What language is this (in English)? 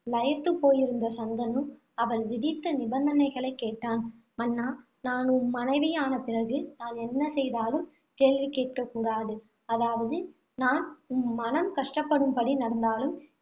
Tamil